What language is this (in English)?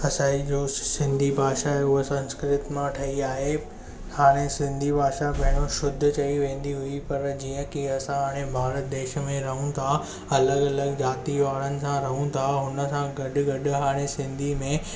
Sindhi